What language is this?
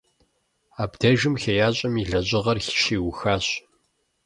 Kabardian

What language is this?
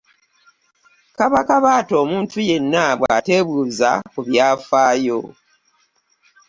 Ganda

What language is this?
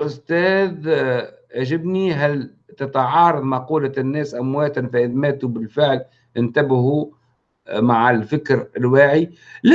Arabic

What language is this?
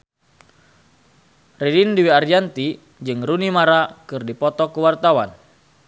Sundanese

